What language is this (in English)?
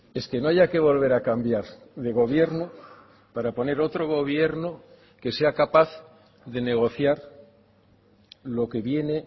Spanish